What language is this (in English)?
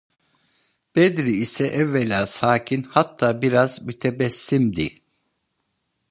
Turkish